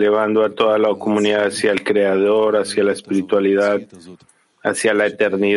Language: Spanish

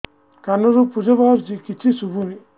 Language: Odia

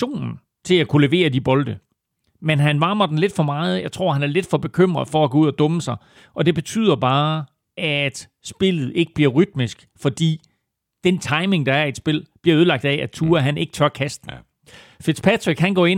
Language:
Danish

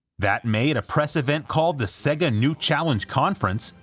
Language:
English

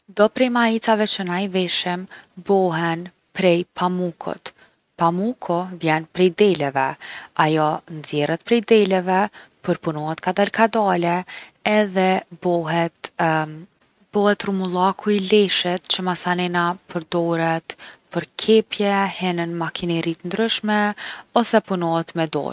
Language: Gheg Albanian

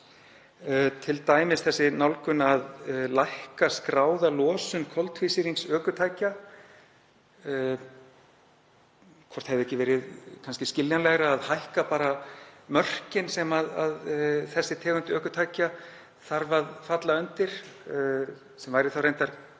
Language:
Icelandic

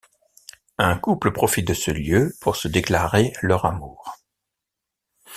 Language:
French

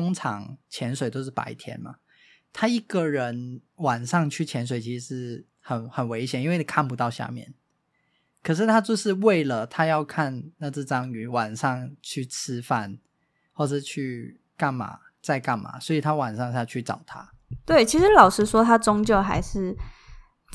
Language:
Chinese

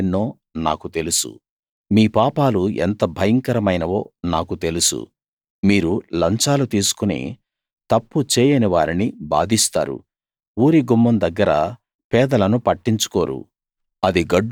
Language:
Telugu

